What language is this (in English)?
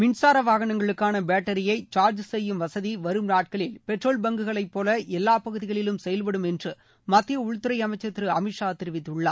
Tamil